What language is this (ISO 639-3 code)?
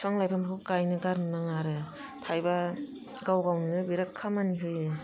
brx